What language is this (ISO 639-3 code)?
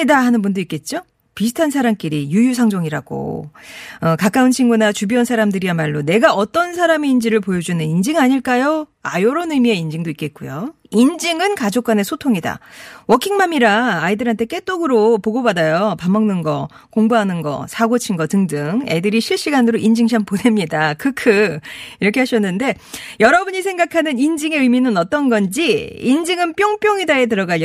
kor